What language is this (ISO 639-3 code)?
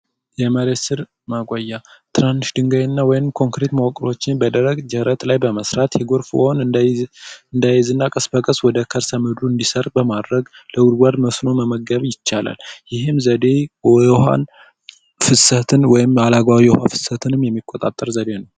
amh